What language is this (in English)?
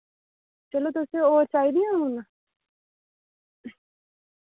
Dogri